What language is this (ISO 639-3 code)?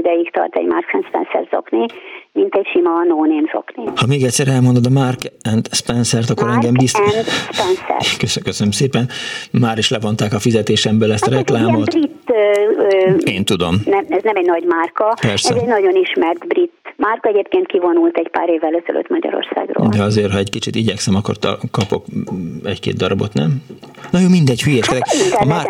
hun